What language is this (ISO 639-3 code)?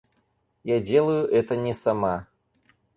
rus